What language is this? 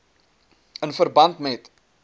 Afrikaans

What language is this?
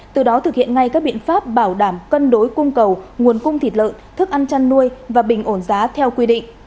Vietnamese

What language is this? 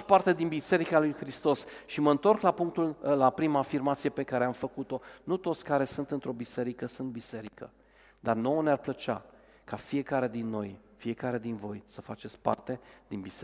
Romanian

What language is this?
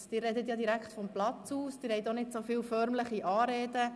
Swiss German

